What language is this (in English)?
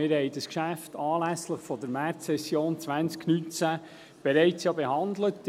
Swiss German